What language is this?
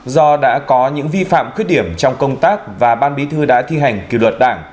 Vietnamese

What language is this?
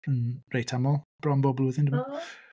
Welsh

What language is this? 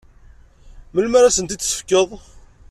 Kabyle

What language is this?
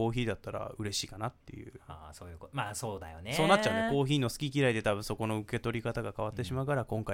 Japanese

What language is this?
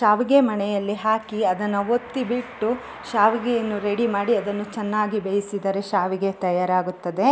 Kannada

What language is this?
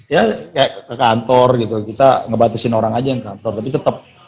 Indonesian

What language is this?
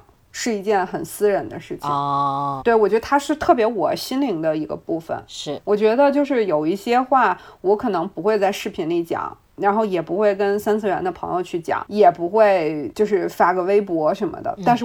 Chinese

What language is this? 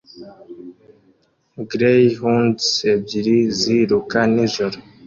Kinyarwanda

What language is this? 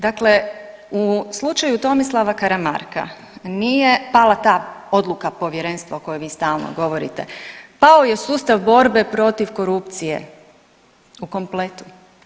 Croatian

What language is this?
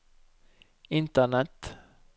Norwegian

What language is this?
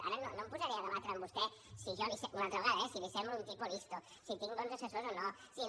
Catalan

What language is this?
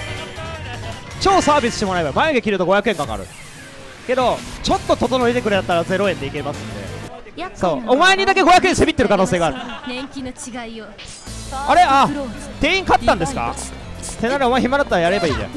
Japanese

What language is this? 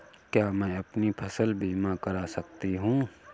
Hindi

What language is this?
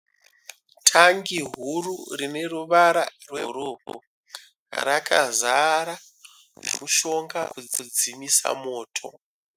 Shona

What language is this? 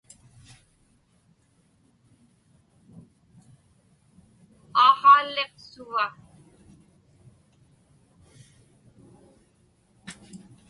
Inupiaq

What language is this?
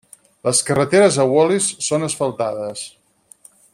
Catalan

